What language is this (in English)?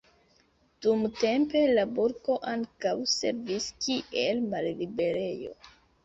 Esperanto